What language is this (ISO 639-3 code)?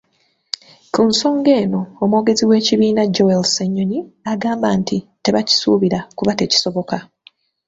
lug